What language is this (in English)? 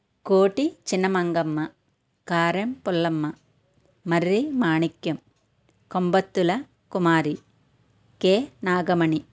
Telugu